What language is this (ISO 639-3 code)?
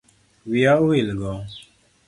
luo